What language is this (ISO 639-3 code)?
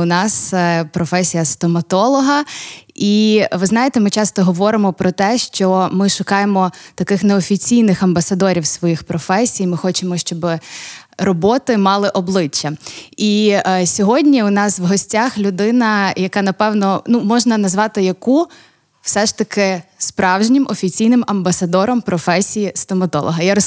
ukr